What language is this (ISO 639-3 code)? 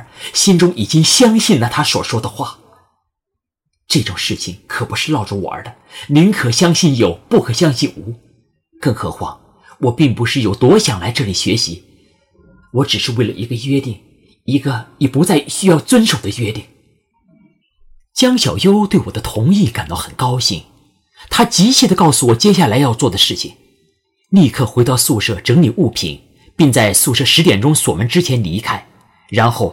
zho